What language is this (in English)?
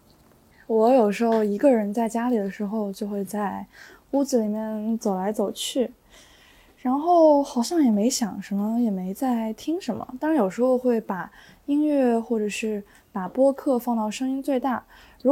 Chinese